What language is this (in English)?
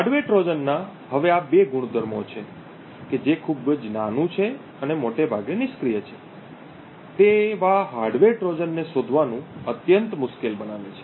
Gujarati